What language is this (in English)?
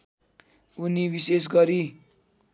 Nepali